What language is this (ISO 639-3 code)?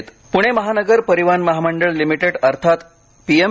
mar